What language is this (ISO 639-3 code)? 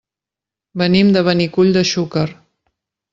cat